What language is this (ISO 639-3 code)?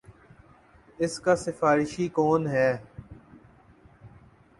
urd